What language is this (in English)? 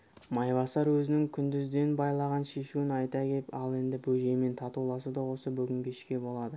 Kazakh